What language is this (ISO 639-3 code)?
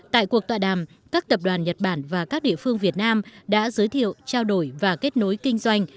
vie